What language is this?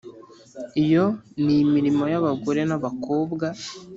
Kinyarwanda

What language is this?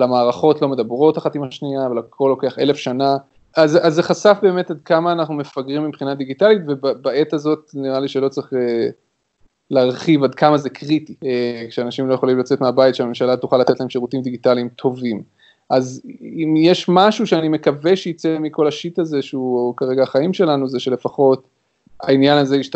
Hebrew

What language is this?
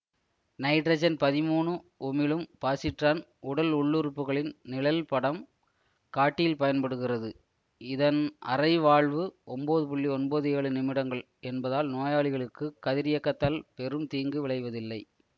Tamil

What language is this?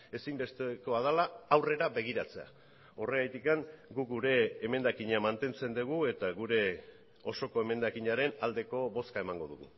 Basque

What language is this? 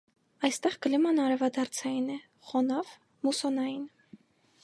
Armenian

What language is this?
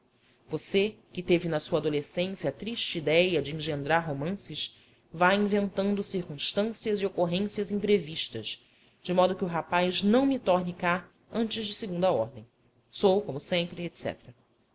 Portuguese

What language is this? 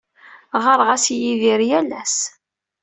Kabyle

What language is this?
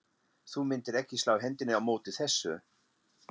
Icelandic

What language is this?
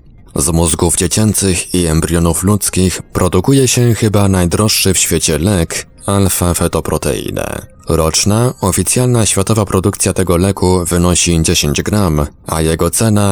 Polish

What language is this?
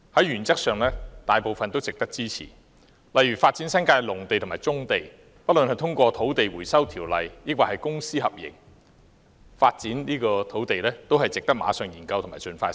Cantonese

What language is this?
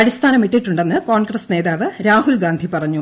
Malayalam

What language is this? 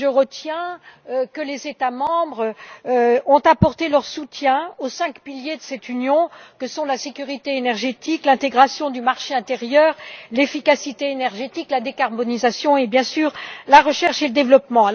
French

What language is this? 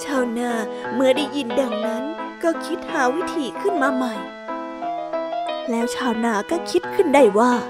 Thai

